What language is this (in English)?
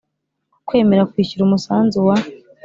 Kinyarwanda